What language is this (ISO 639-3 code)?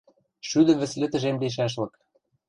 mrj